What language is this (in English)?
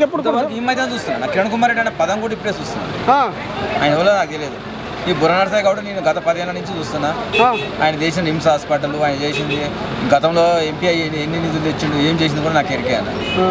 Telugu